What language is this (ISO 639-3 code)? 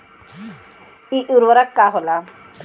bho